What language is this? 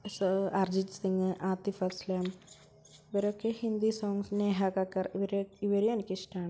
Malayalam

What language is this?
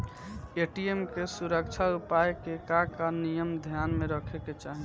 Bhojpuri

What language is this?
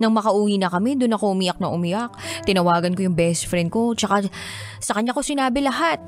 Filipino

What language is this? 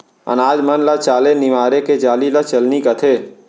Chhattisgarhi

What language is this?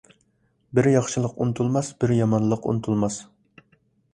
Uyghur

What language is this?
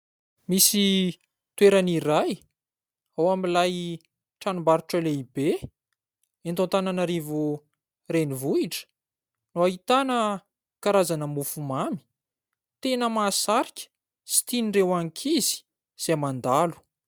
Malagasy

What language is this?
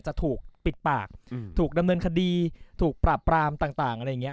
Thai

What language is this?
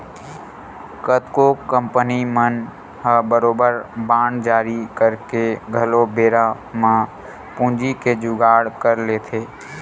Chhattisgarhi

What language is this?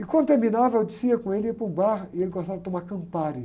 Portuguese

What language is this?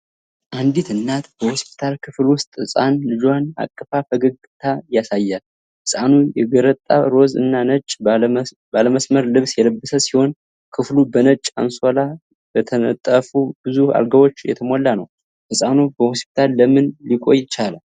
Amharic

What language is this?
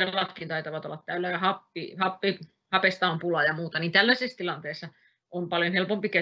Finnish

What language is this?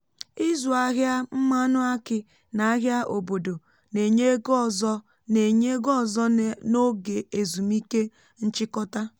Igbo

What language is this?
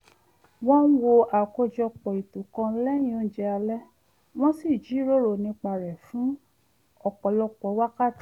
Yoruba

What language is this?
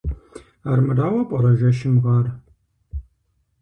Kabardian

